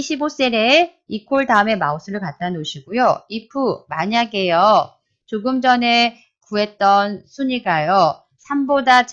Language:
Korean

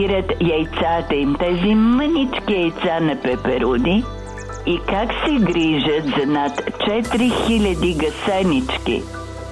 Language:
Bulgarian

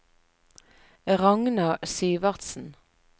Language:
Norwegian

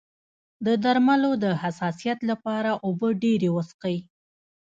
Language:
Pashto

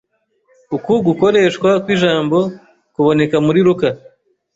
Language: Kinyarwanda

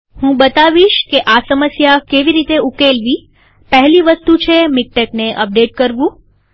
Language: Gujarati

